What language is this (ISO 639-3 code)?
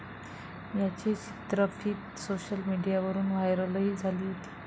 mar